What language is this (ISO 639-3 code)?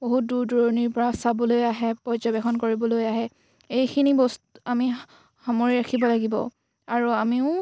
asm